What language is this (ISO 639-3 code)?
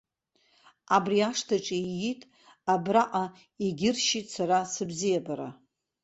abk